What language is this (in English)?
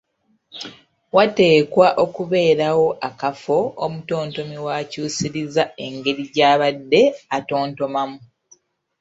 Ganda